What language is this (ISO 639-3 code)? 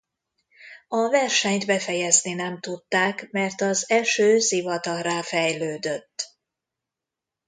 hun